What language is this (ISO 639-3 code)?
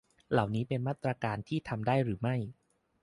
tha